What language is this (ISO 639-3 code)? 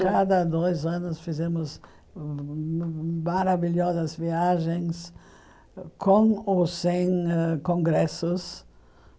por